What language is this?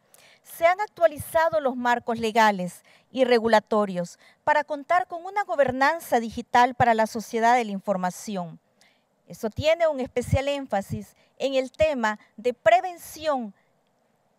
Spanish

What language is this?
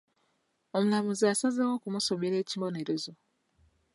Ganda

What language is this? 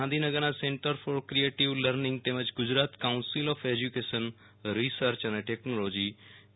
Gujarati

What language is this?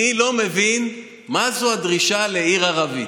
Hebrew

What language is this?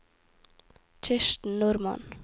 Norwegian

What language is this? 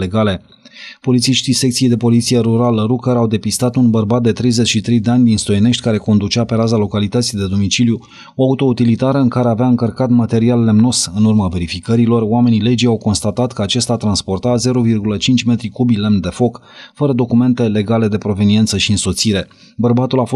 Romanian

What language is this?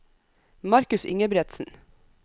Norwegian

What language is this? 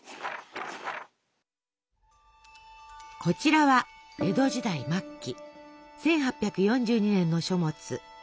Japanese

